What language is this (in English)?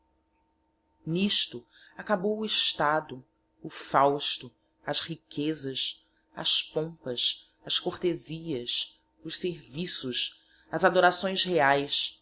Portuguese